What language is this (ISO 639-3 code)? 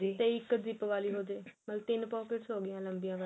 pan